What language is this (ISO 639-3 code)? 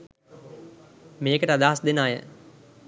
sin